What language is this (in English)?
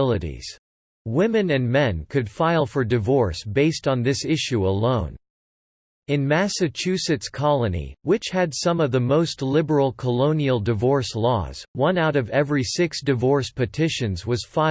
English